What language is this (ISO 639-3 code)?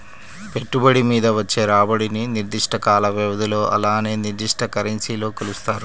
tel